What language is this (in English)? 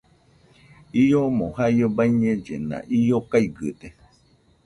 Nüpode Huitoto